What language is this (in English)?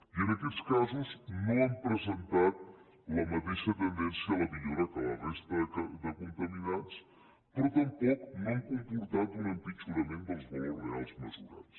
Catalan